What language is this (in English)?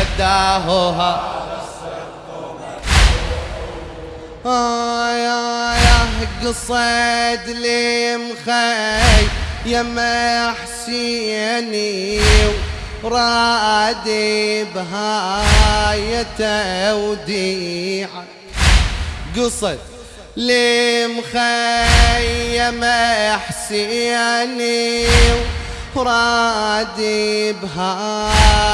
Arabic